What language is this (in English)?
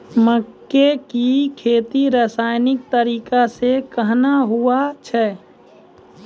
Maithili